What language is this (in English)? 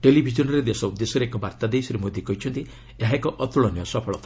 Odia